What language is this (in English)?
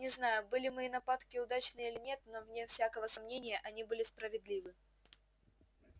Russian